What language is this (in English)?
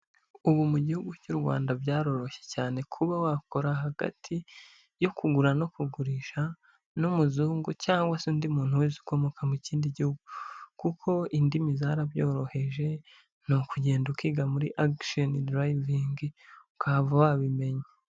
Kinyarwanda